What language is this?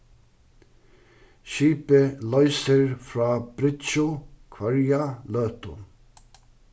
Faroese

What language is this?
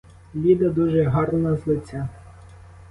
Ukrainian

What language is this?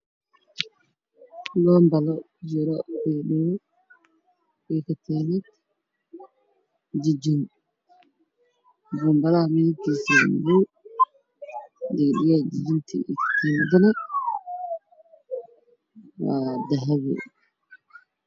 Somali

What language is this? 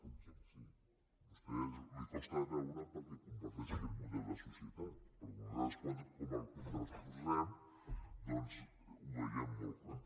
Catalan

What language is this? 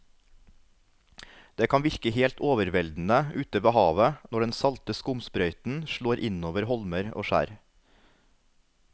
Norwegian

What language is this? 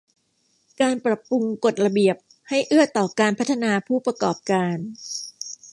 Thai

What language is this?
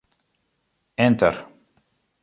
Western Frisian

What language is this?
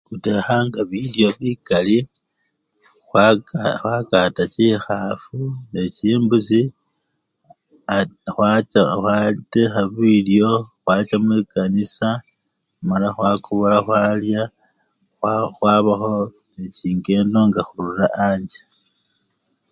Luyia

